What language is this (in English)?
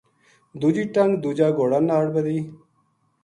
Gujari